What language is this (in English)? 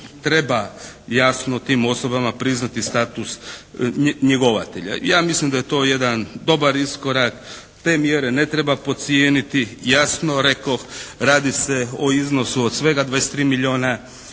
Croatian